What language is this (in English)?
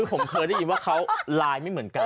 Thai